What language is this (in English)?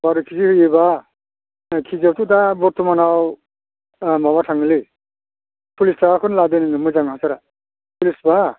Bodo